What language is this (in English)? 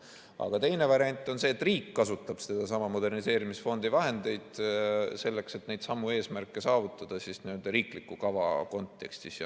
Estonian